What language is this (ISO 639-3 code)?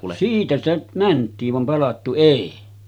fin